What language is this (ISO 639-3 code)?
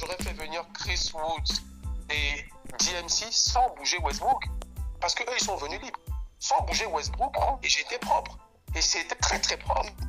fra